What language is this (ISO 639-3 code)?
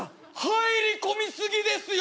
jpn